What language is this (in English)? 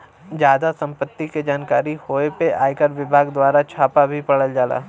Bhojpuri